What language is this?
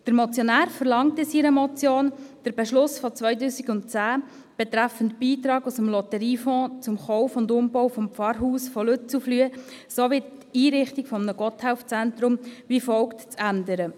Swiss German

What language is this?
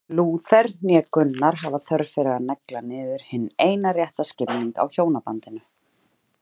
Icelandic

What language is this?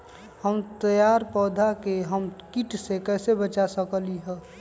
Magahi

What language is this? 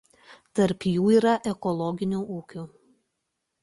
Lithuanian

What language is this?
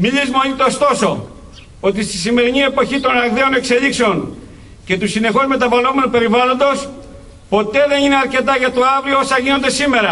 Greek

